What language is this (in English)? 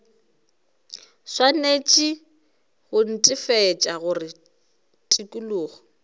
Northern Sotho